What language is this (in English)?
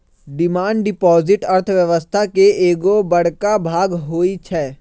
Magahi